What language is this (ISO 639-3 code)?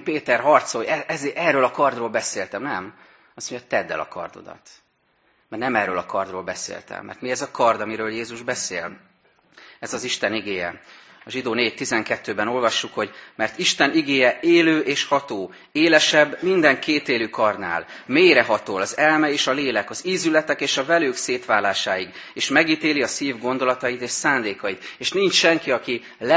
hun